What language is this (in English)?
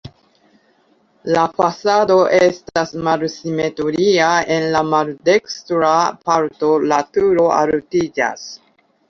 Esperanto